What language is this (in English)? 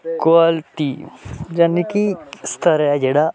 Dogri